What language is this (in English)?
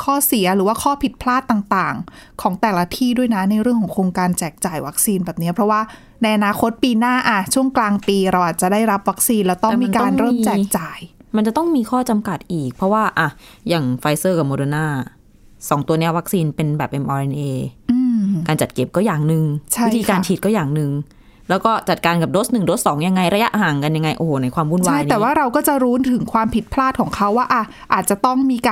Thai